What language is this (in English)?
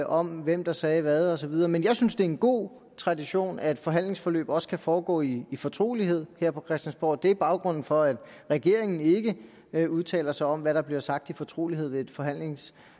Danish